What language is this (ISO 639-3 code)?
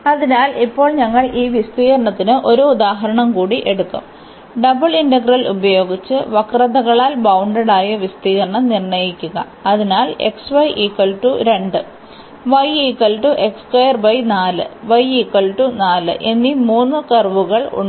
mal